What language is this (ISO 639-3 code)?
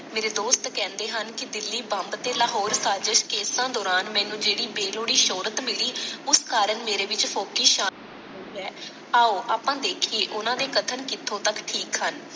pan